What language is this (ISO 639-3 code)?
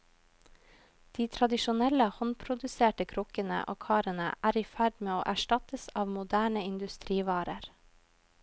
nor